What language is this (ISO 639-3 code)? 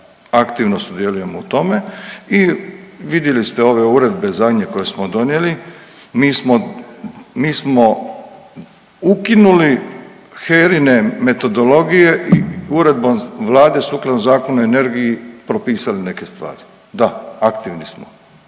hrv